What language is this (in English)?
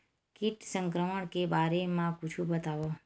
Chhattisgarhi